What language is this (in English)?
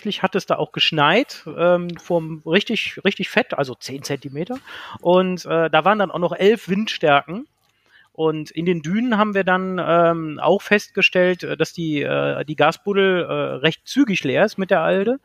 German